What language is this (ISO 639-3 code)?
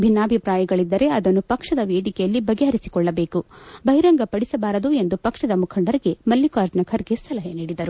kan